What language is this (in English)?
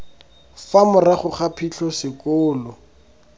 Tswana